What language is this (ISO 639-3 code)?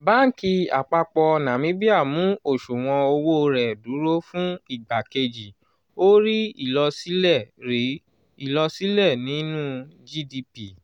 yor